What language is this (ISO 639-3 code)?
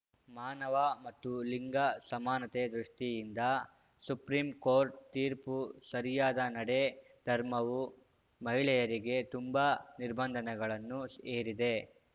kan